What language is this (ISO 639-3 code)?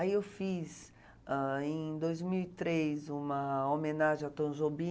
por